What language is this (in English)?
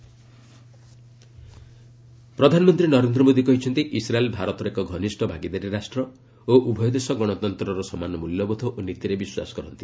Odia